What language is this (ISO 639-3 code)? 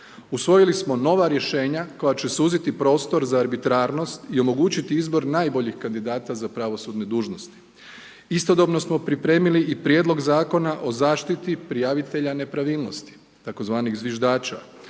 hrv